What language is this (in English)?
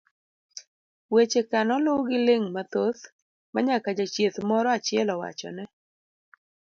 Luo (Kenya and Tanzania)